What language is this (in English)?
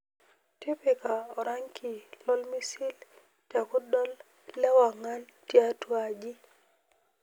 Masai